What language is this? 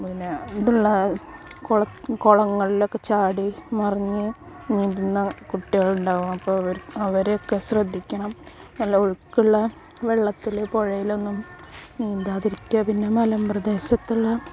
Malayalam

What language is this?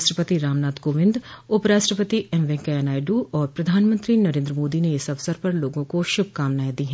Hindi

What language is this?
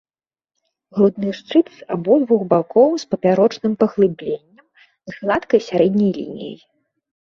Belarusian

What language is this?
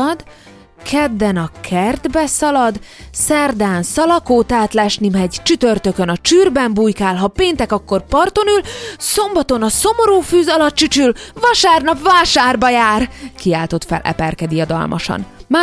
Hungarian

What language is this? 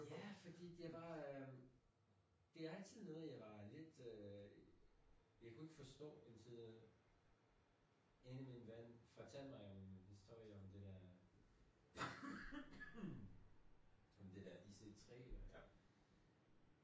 Danish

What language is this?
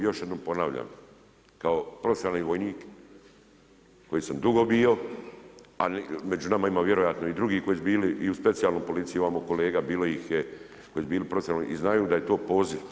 Croatian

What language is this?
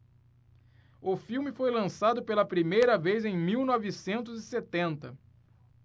Portuguese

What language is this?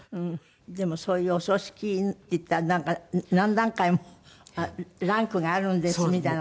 Japanese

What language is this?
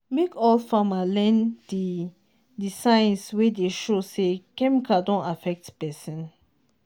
Nigerian Pidgin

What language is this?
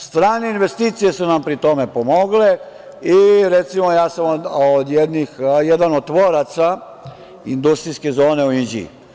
Serbian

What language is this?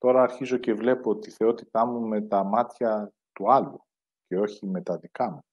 Greek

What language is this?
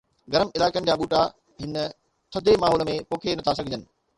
Sindhi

